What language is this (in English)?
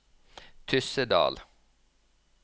Norwegian